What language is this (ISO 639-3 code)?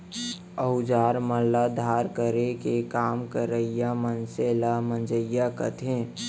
hne